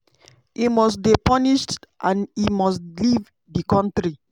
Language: Nigerian Pidgin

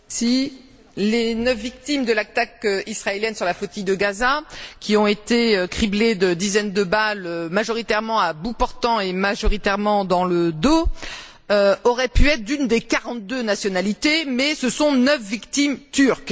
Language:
French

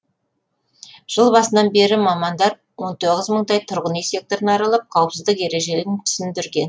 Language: Kazakh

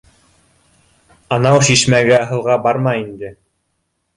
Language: Bashkir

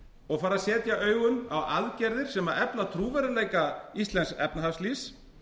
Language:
Icelandic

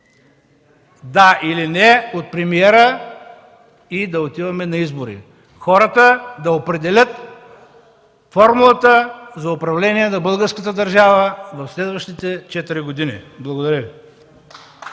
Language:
Bulgarian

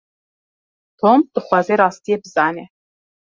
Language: Kurdish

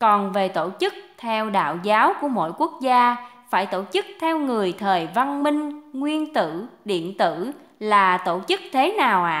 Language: Vietnamese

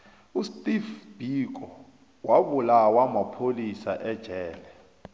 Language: South Ndebele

